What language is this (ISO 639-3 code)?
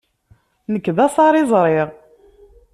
kab